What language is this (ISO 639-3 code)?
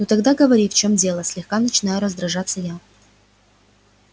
rus